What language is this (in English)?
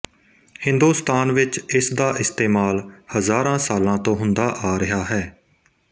Punjabi